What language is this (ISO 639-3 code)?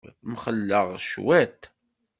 kab